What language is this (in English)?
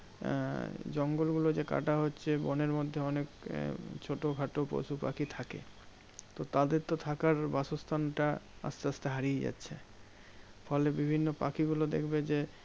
Bangla